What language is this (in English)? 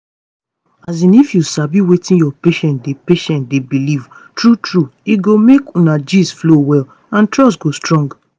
Nigerian Pidgin